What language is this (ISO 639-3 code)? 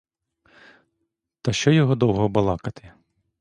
ukr